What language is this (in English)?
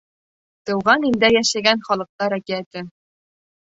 Bashkir